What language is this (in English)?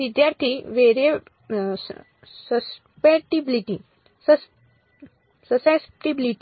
Gujarati